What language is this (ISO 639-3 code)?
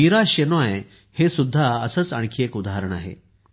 mar